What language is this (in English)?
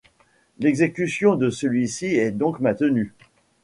French